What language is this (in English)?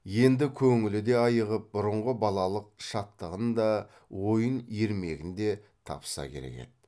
Kazakh